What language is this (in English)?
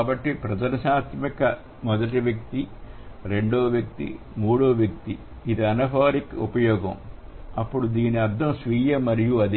Telugu